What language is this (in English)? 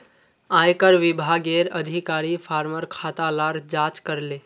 Magahi